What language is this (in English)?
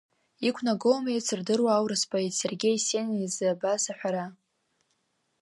Abkhazian